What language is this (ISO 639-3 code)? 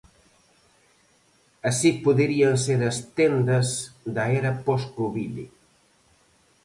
glg